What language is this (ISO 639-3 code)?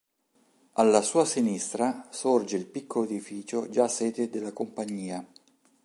ita